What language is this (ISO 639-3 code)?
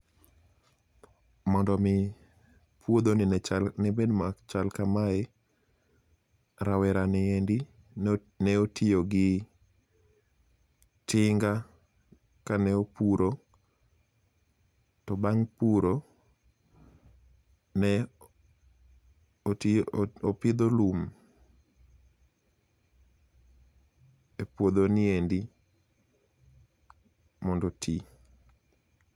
luo